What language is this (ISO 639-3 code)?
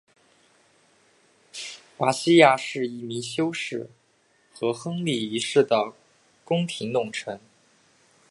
zho